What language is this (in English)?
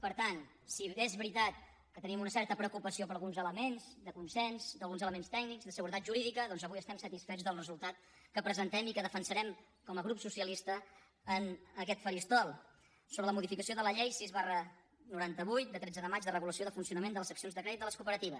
Catalan